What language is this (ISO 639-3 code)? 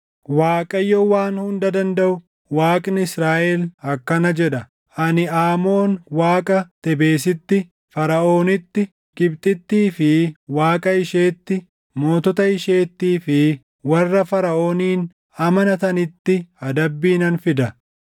orm